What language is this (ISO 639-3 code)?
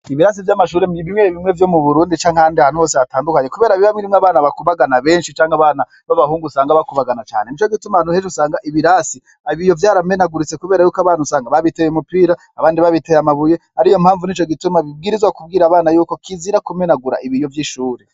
run